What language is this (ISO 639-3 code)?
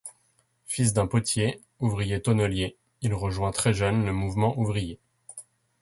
fra